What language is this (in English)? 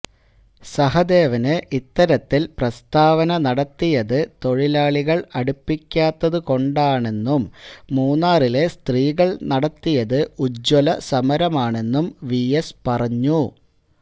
Malayalam